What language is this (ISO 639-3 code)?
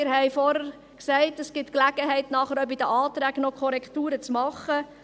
gsw